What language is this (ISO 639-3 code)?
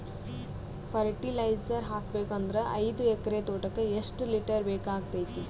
kan